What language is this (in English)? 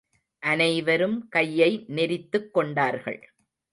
Tamil